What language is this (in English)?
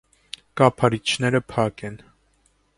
Armenian